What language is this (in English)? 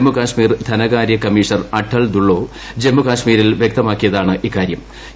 Malayalam